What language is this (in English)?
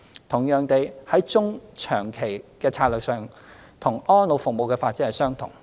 Cantonese